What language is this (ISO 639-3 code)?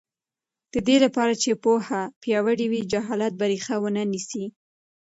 pus